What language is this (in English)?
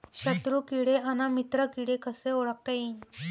Marathi